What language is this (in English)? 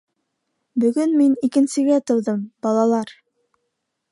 Bashkir